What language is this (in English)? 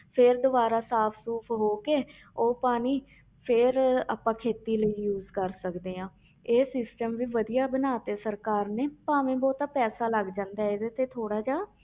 Punjabi